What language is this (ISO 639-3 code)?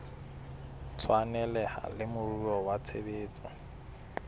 sot